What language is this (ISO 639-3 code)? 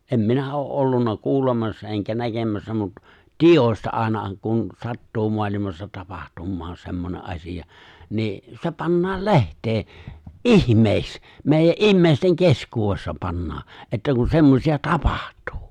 fin